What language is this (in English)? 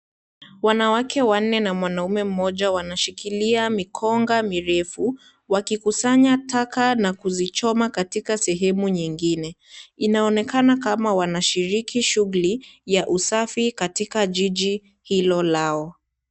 Swahili